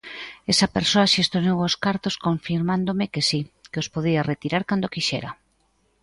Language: Galician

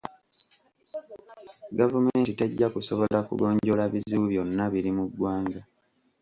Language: Ganda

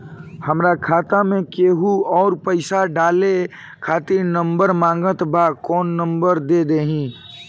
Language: Bhojpuri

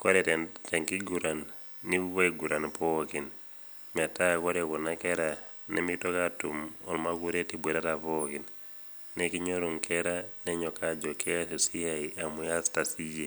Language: Masai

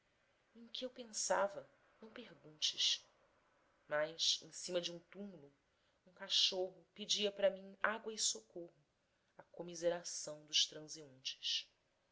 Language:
Portuguese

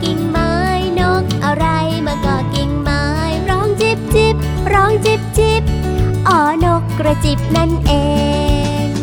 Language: Thai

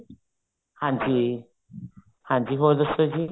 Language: Punjabi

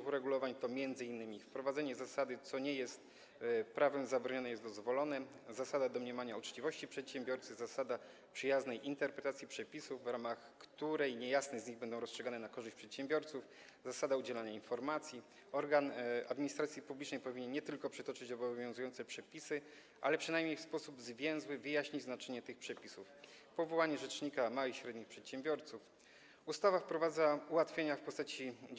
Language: Polish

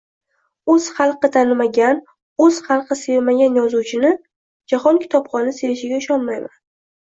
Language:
Uzbek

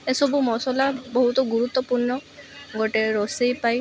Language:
Odia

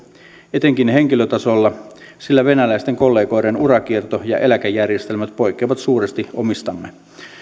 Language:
Finnish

